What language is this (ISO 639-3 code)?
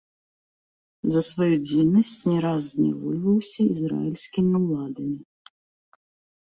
bel